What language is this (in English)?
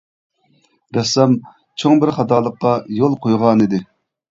Uyghur